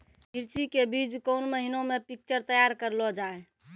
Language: Maithili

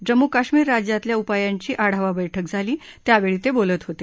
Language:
Marathi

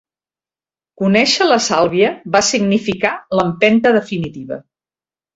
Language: Catalan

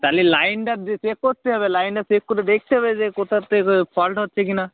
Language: Bangla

